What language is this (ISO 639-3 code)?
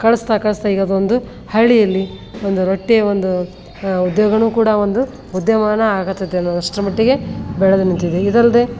kan